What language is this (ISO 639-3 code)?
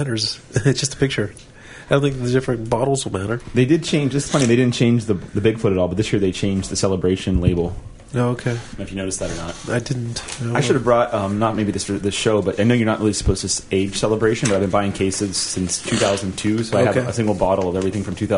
eng